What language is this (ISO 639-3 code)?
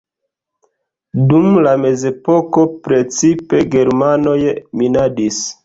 epo